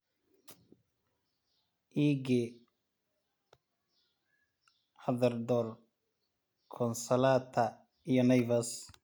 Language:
Somali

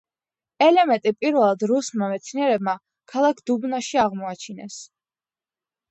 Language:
Georgian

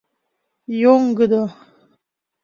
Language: Mari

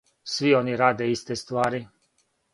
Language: Serbian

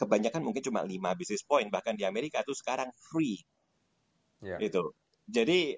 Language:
Indonesian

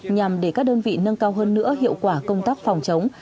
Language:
Vietnamese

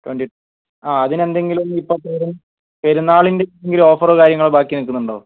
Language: Malayalam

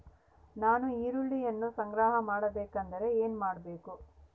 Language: Kannada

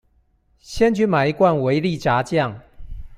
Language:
Chinese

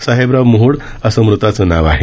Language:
Marathi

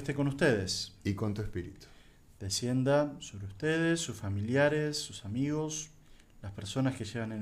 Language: Spanish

